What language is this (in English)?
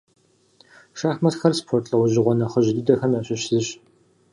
Kabardian